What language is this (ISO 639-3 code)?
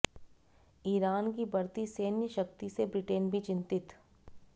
hin